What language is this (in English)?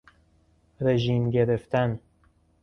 Persian